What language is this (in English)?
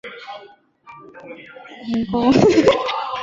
Chinese